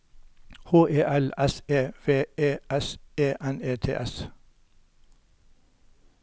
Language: Norwegian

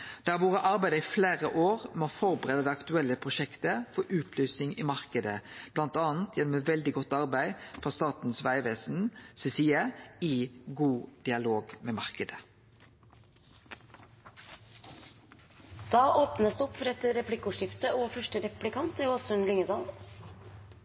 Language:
Norwegian Nynorsk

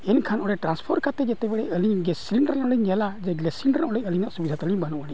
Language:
Santali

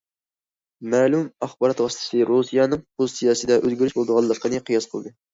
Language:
Uyghur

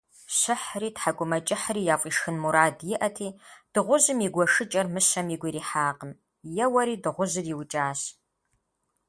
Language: Kabardian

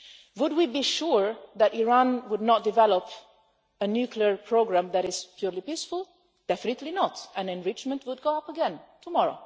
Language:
English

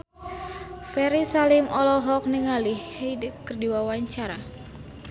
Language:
Sundanese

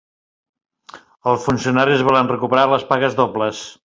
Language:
Catalan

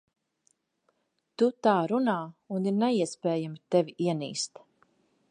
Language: Latvian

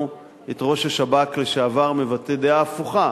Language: Hebrew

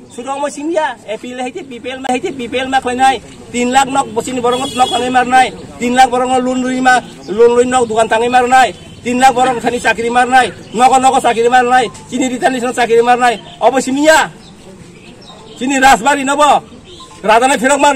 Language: Indonesian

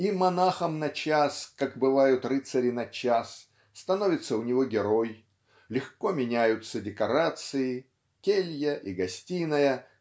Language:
Russian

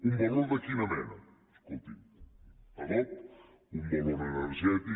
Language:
Catalan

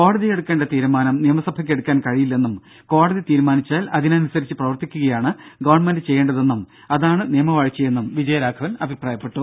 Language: Malayalam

